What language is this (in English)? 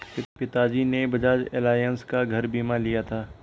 Hindi